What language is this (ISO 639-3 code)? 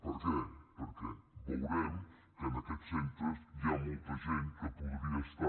cat